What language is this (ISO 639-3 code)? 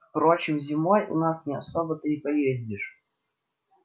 rus